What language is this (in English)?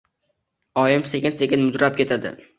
Uzbek